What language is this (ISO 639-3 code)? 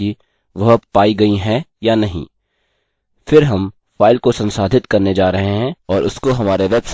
hin